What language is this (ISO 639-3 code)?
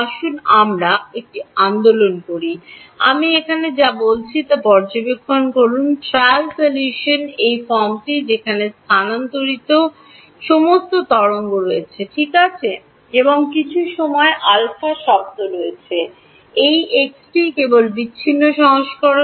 ben